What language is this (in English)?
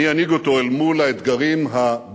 Hebrew